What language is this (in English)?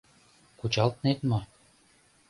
Mari